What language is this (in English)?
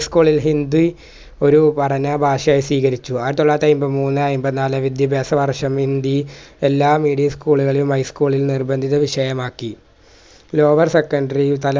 Malayalam